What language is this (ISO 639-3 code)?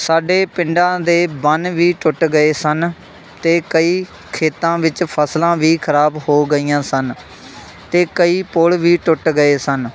pan